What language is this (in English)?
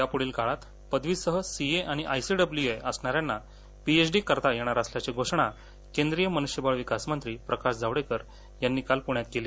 Marathi